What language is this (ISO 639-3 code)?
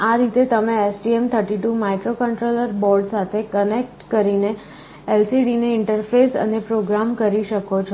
guj